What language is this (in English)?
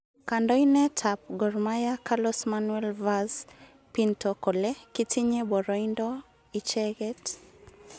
Kalenjin